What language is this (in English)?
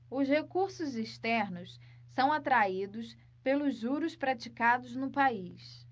Portuguese